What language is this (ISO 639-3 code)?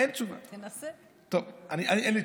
heb